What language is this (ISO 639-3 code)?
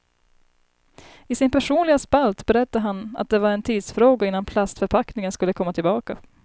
swe